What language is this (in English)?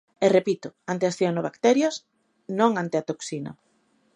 Galician